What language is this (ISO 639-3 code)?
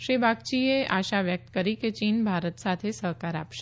guj